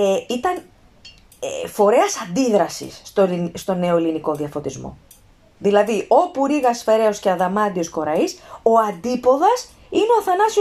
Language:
Greek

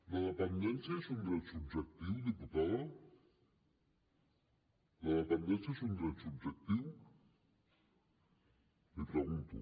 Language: Catalan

